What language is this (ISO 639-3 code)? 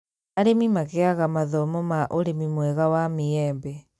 kik